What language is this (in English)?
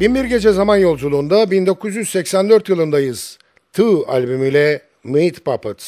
Turkish